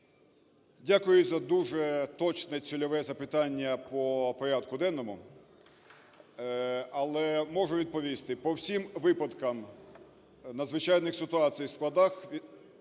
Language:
Ukrainian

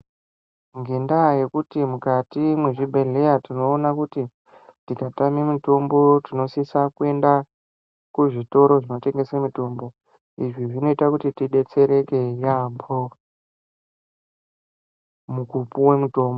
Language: Ndau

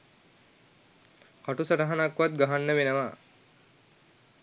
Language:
Sinhala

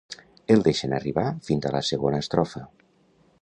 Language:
Catalan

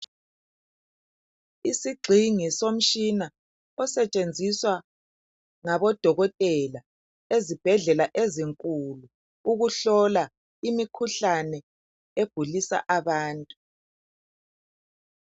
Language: North Ndebele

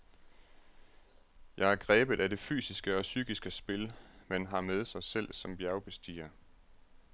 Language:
Danish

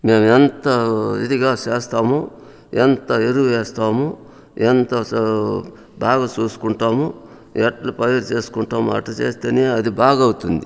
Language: Telugu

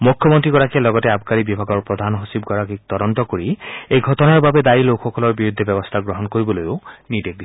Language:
Assamese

